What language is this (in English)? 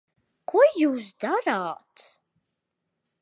Latvian